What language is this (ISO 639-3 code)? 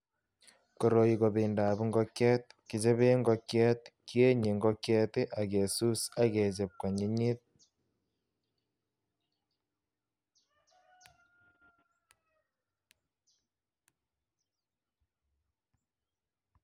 kln